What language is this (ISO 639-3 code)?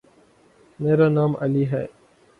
urd